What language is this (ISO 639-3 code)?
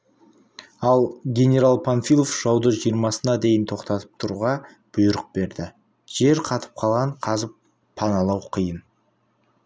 kaz